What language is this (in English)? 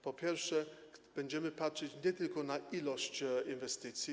Polish